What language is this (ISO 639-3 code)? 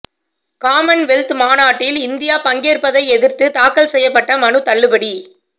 tam